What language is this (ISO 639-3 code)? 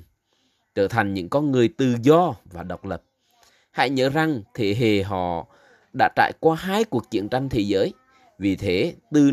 vie